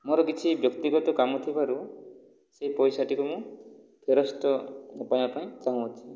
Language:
Odia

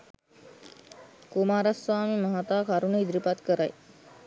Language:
Sinhala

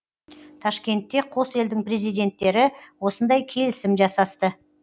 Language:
Kazakh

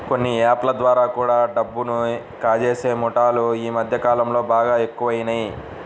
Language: Telugu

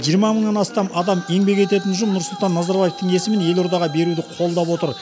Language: Kazakh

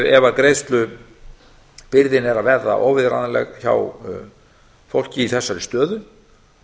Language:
Icelandic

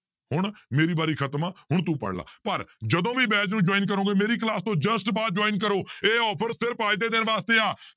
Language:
Punjabi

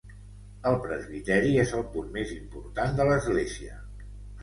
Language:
Catalan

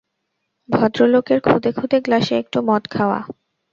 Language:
Bangla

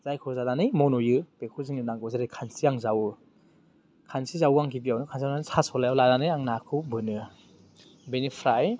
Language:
Bodo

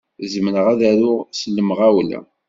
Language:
Kabyle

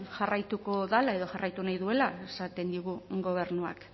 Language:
Basque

